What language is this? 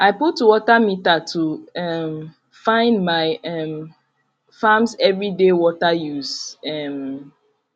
Nigerian Pidgin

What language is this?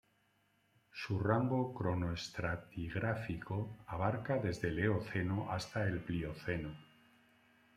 Spanish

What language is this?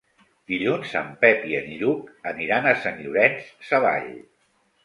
Catalan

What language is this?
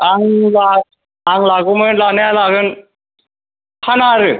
Bodo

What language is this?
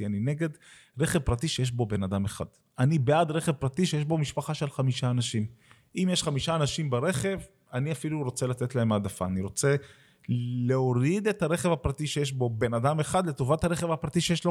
Hebrew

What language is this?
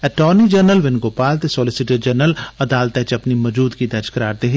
Dogri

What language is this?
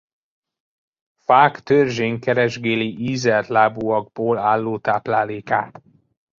Hungarian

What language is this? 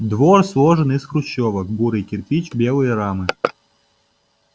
Russian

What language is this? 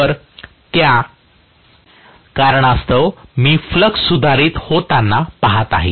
Marathi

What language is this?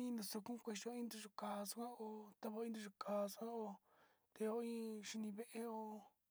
Sinicahua Mixtec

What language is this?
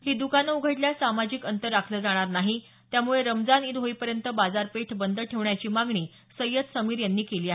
Marathi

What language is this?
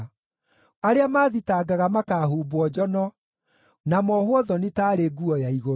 Kikuyu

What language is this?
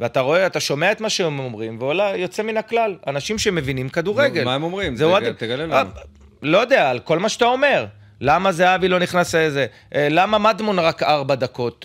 Hebrew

